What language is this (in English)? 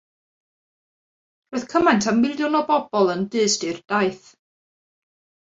Welsh